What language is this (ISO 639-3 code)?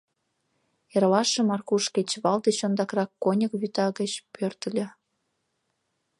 chm